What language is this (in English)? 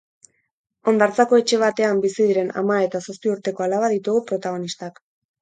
Basque